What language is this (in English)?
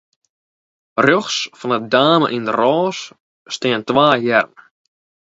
Western Frisian